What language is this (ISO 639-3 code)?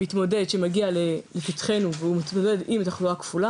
heb